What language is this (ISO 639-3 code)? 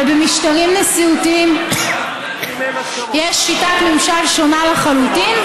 heb